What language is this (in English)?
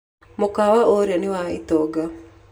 Kikuyu